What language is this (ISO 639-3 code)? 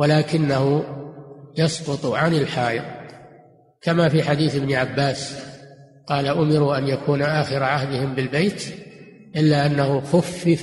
ara